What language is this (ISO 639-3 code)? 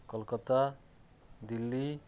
ori